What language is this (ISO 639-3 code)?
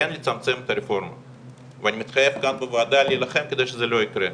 heb